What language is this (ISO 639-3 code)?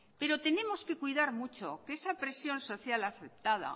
spa